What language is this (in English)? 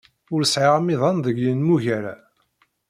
Kabyle